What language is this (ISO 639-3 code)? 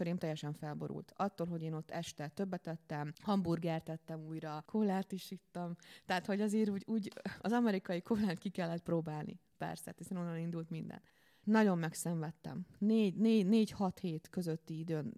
hun